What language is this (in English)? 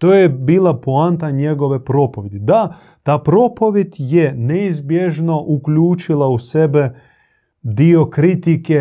Croatian